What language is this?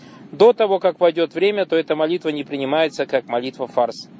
Russian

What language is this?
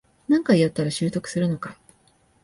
Japanese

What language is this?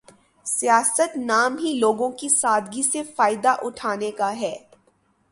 Urdu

